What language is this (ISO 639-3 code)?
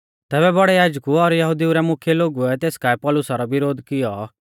bfz